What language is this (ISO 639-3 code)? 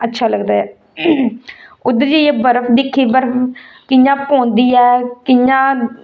doi